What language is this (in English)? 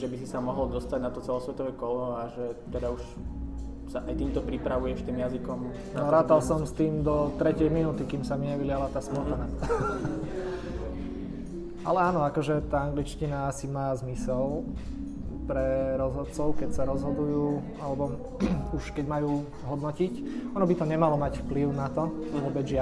Slovak